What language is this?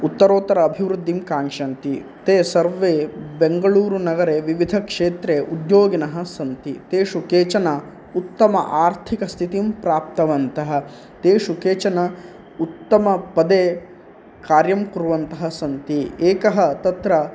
Sanskrit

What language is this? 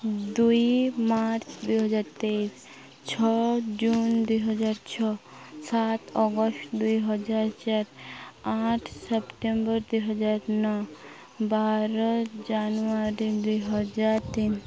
Odia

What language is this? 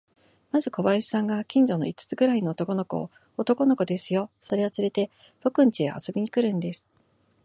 Japanese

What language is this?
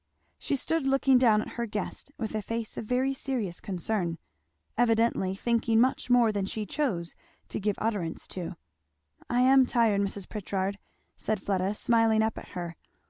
English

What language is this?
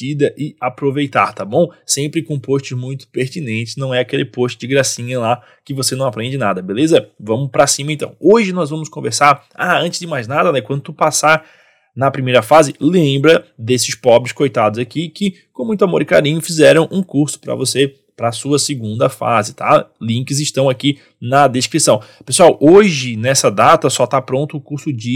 Portuguese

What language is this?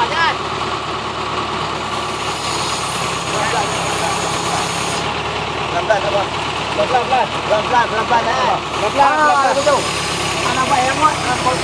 Indonesian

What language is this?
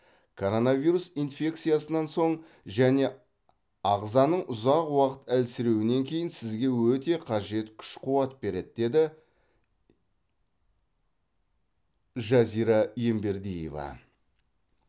Kazakh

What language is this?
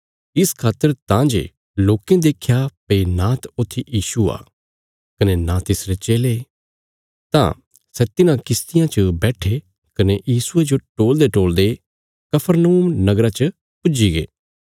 Bilaspuri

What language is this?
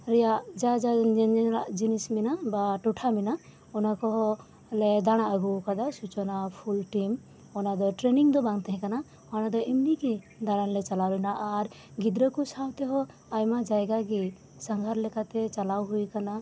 Santali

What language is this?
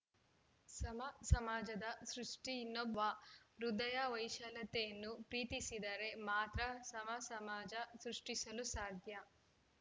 Kannada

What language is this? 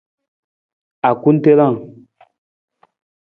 Nawdm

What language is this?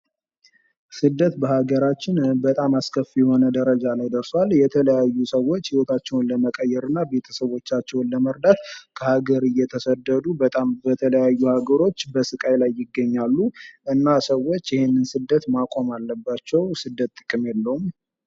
Amharic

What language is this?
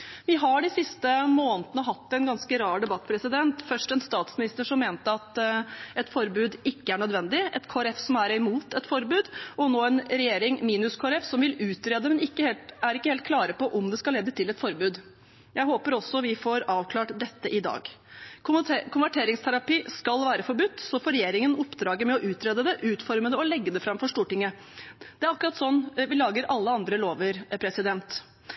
Norwegian Bokmål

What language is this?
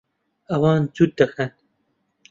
Central Kurdish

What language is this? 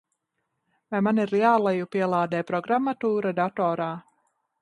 Latvian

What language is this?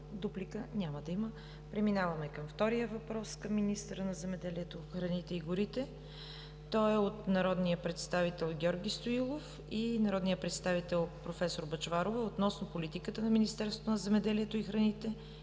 Bulgarian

